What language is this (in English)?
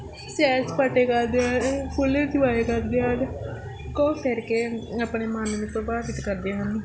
Punjabi